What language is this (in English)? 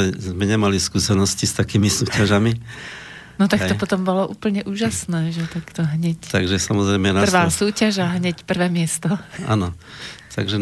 Slovak